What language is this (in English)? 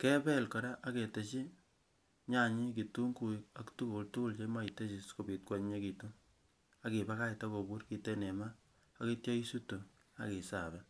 Kalenjin